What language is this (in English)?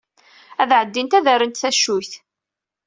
Kabyle